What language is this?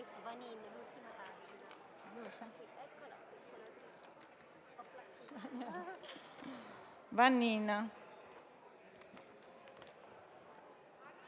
Italian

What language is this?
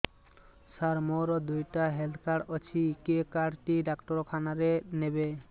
Odia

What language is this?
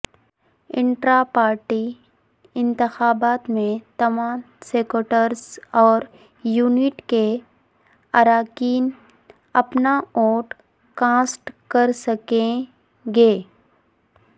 Urdu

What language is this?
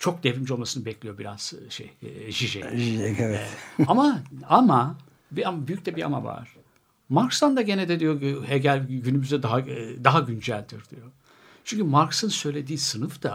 Turkish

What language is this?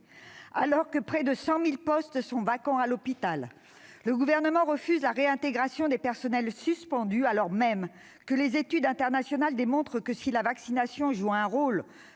French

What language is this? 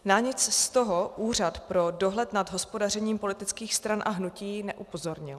Czech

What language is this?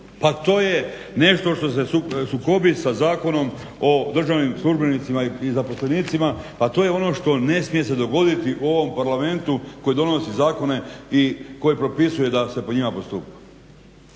Croatian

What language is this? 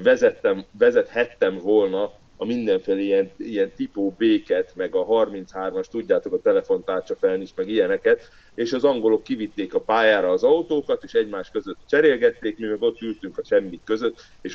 Hungarian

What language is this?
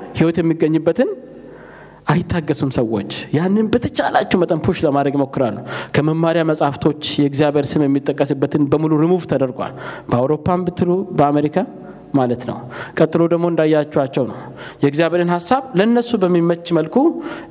Amharic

